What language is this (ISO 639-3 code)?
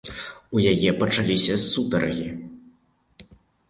bel